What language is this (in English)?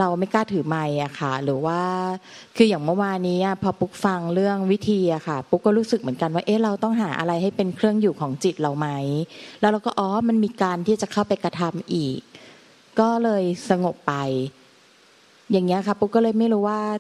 Thai